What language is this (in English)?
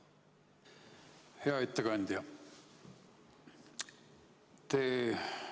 Estonian